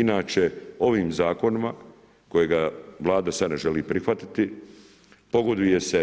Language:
Croatian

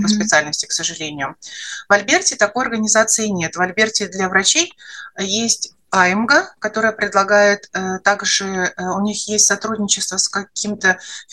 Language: Russian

